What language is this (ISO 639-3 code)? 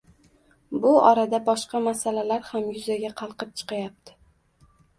uzb